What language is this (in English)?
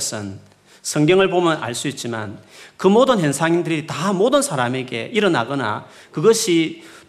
Korean